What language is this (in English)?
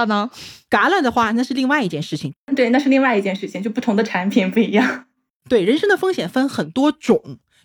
Chinese